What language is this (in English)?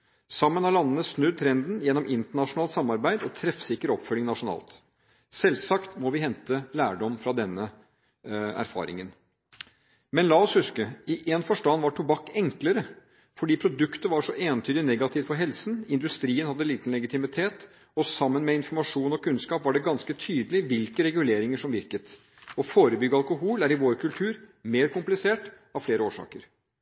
Norwegian Bokmål